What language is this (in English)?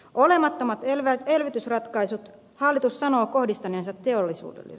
Finnish